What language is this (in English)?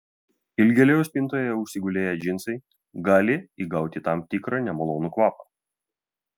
Lithuanian